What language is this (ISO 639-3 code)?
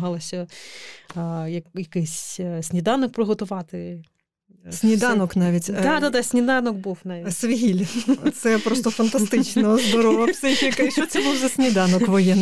ukr